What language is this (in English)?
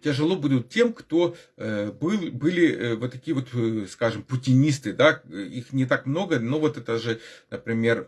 Russian